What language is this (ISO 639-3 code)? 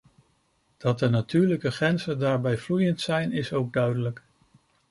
nld